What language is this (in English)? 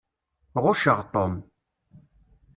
Kabyle